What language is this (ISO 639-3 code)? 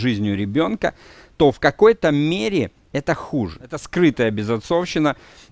rus